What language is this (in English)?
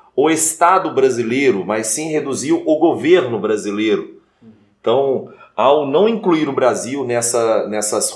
Portuguese